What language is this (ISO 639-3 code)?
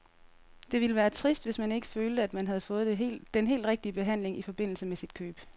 dan